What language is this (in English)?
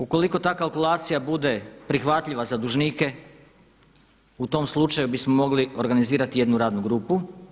Croatian